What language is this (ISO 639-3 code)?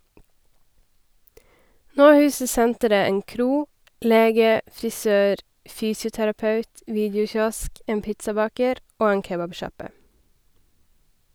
nor